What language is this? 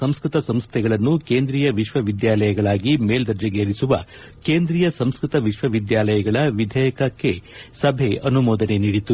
Kannada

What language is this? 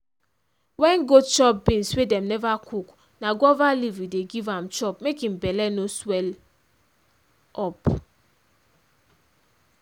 Nigerian Pidgin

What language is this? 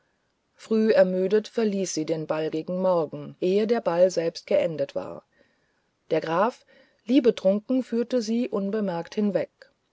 German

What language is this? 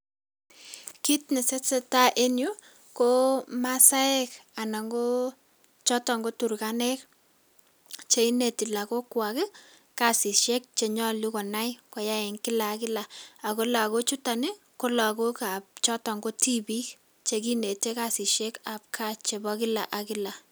Kalenjin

